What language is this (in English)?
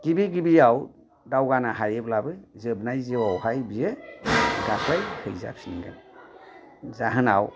Bodo